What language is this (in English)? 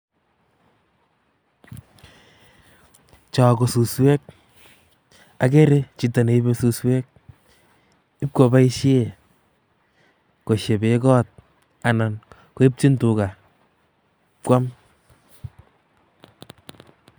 Kalenjin